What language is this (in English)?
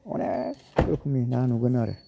Bodo